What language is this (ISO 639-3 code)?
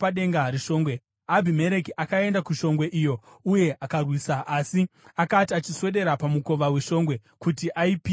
sna